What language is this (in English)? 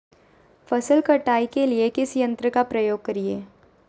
Magahi